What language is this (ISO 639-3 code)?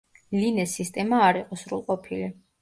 kat